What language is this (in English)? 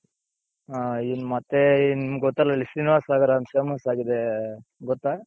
Kannada